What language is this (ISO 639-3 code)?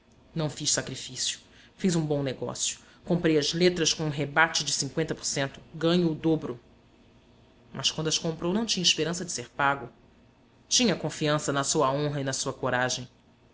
por